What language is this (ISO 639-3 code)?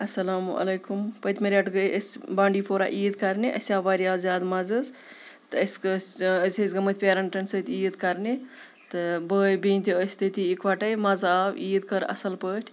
kas